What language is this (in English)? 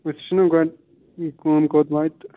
Kashmiri